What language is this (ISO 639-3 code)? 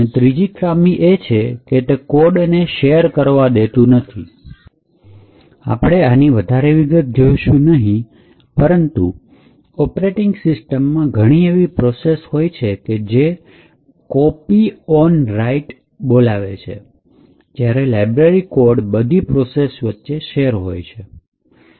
guj